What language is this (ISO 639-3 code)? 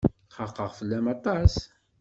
kab